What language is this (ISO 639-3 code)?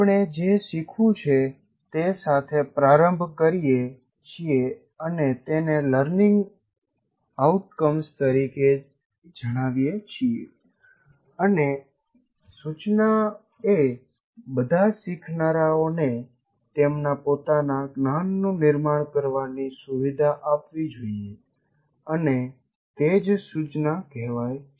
guj